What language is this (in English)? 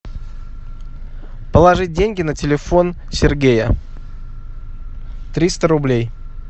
Russian